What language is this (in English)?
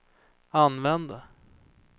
Swedish